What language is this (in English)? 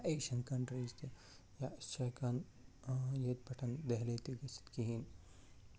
Kashmiri